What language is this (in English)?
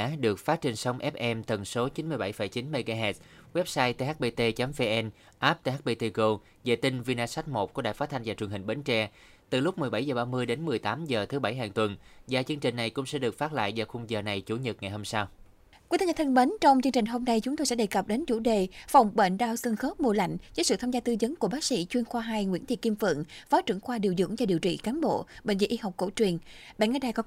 Vietnamese